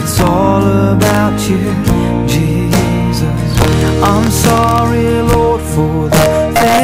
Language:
Filipino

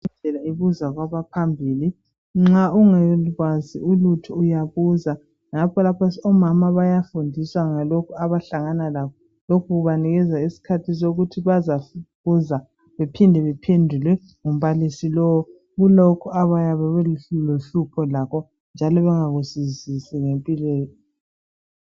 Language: North Ndebele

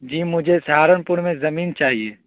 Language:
Urdu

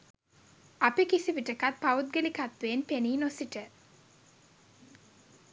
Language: Sinhala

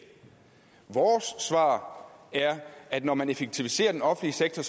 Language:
Danish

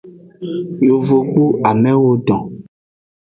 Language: Aja (Benin)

